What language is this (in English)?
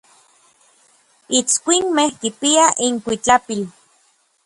Orizaba Nahuatl